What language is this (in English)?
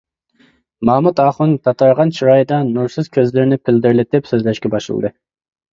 Uyghur